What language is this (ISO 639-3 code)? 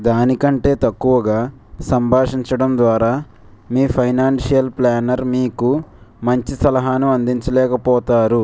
tel